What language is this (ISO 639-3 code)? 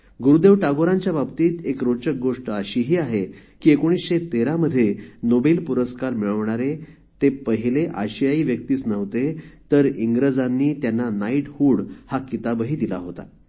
mar